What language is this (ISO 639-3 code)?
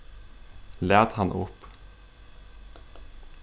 fao